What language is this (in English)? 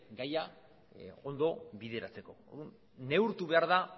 Basque